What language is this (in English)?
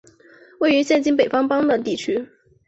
Chinese